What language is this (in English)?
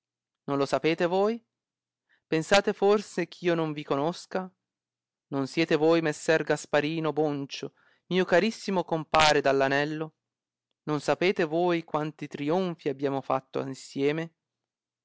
Italian